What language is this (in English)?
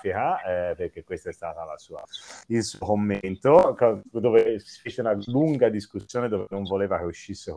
Italian